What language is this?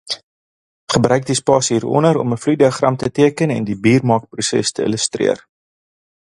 Afrikaans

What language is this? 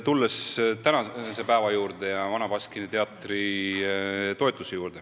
Estonian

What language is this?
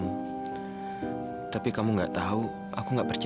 Indonesian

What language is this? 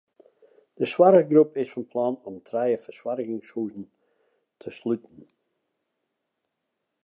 Western Frisian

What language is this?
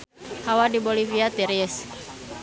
Sundanese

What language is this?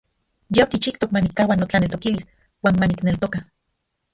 Central Puebla Nahuatl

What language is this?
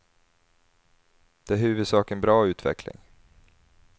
Swedish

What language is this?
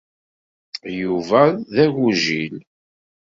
Kabyle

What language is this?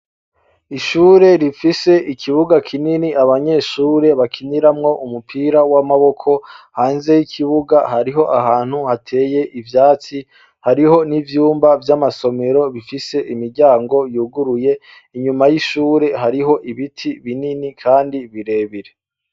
Rundi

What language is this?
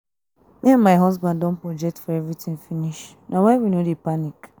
Nigerian Pidgin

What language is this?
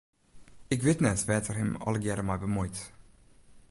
Western Frisian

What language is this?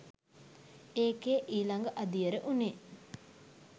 Sinhala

